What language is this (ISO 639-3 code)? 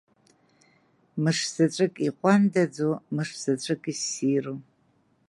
abk